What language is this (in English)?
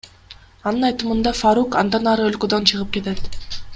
Kyrgyz